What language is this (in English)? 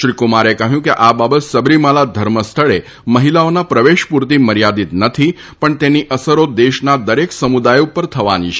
Gujarati